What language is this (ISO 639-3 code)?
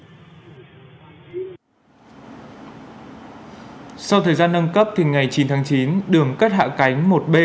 vie